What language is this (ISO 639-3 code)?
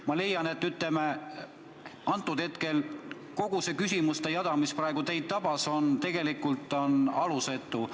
est